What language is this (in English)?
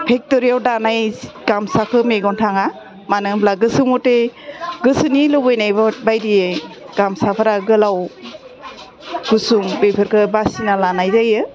Bodo